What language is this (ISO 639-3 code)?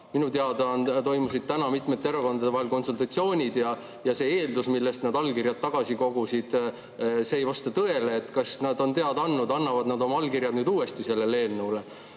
est